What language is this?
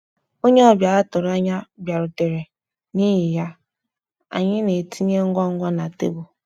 Igbo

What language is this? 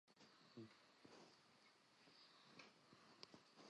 Central Kurdish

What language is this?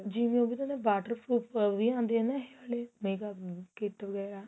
Punjabi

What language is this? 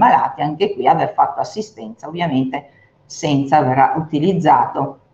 Italian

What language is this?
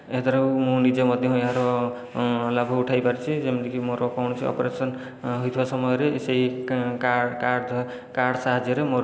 Odia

